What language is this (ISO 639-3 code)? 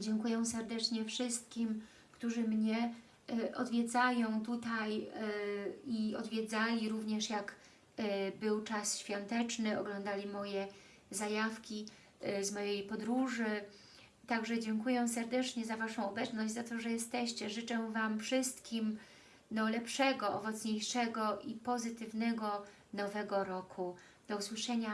pol